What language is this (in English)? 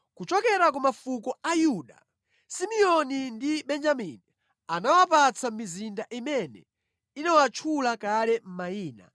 Nyanja